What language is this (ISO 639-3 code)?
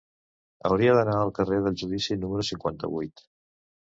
cat